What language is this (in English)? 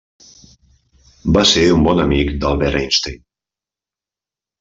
Catalan